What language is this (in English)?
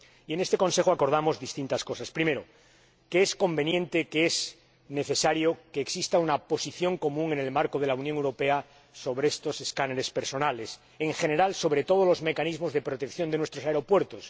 Spanish